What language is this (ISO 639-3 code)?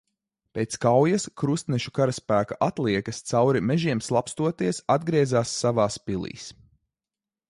lav